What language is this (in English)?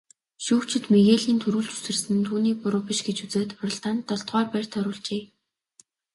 Mongolian